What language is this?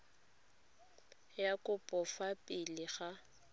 Tswana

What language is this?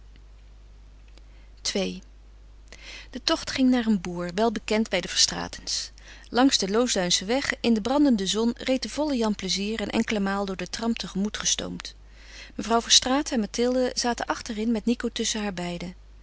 Dutch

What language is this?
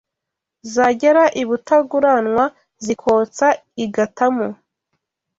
Kinyarwanda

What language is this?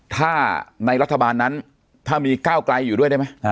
Thai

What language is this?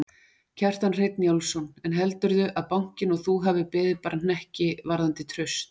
Icelandic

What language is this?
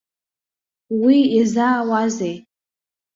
Abkhazian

